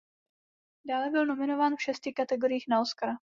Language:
Czech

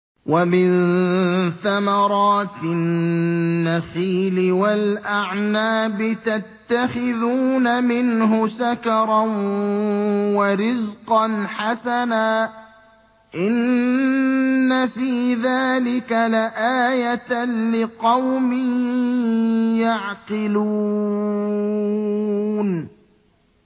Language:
Arabic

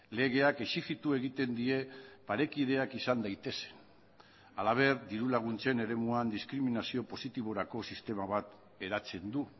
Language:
Basque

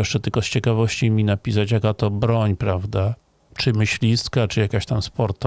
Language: Polish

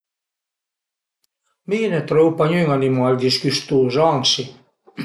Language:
Piedmontese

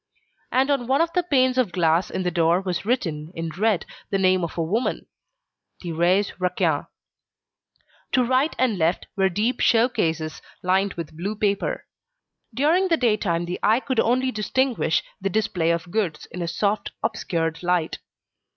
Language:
English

